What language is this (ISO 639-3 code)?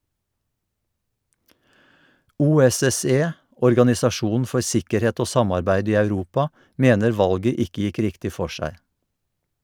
nor